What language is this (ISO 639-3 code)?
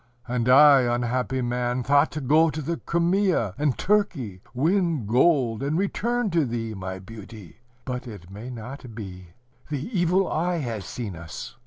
eng